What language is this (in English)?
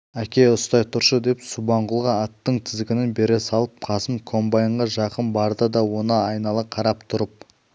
Kazakh